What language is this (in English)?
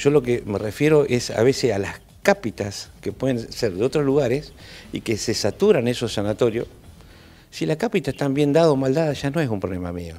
Spanish